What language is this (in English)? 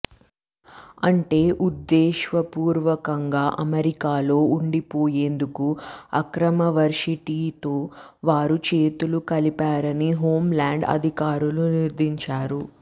Telugu